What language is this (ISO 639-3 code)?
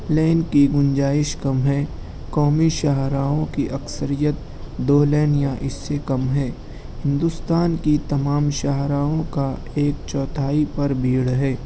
urd